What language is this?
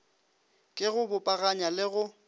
Northern Sotho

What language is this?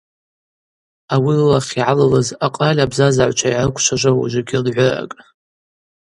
Abaza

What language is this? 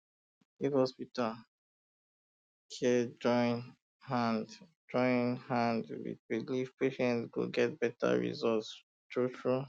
Nigerian Pidgin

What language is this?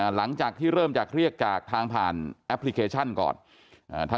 Thai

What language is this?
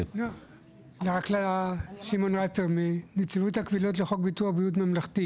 Hebrew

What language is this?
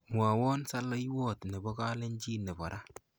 Kalenjin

